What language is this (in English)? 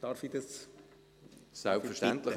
Swiss German